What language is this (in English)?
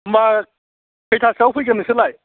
Bodo